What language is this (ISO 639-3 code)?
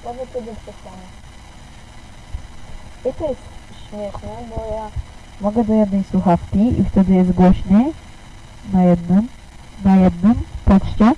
pol